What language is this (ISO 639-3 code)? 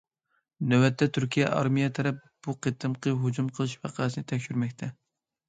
uig